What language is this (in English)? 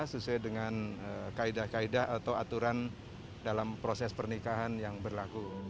Indonesian